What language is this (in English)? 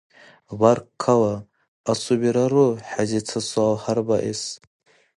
Dargwa